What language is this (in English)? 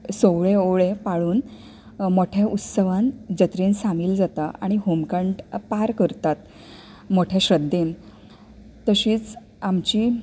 Konkani